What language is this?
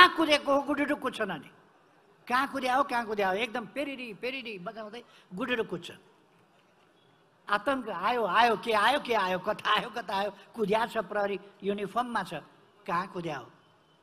Romanian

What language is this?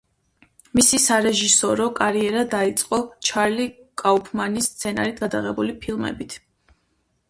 Georgian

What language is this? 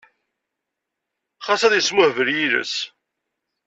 Kabyle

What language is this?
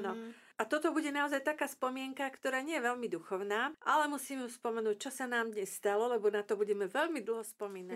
Slovak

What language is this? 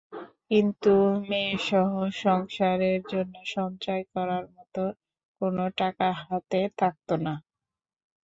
Bangla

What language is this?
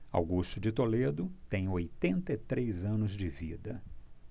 Portuguese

